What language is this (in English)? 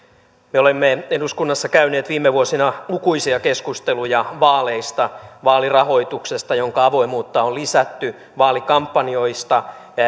Finnish